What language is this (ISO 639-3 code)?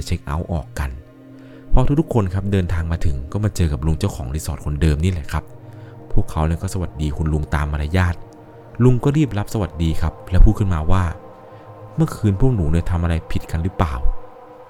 tha